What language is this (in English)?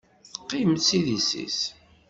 Kabyle